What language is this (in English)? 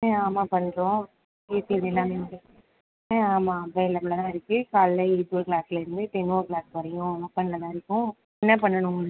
Tamil